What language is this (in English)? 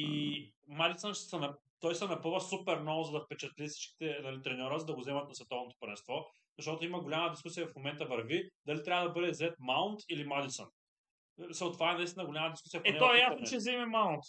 Bulgarian